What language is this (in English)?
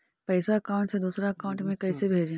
Magahi